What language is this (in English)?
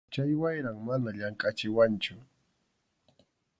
Arequipa-La Unión Quechua